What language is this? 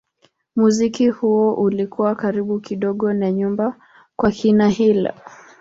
Swahili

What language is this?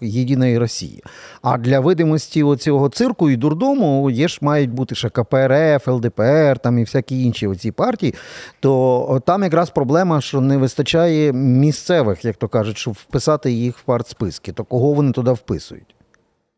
Ukrainian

